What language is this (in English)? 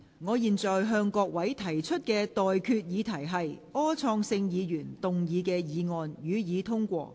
Cantonese